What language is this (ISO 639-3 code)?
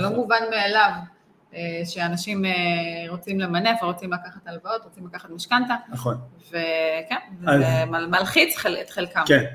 heb